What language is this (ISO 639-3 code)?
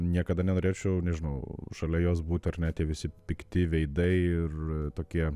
lit